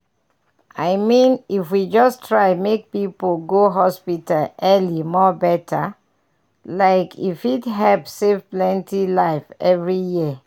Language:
Nigerian Pidgin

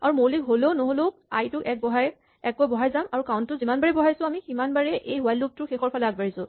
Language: Assamese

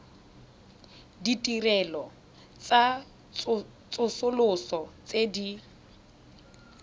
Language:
Tswana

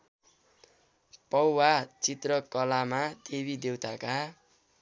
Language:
Nepali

